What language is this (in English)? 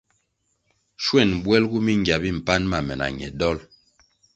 Kwasio